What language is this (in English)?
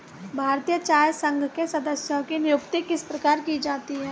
Hindi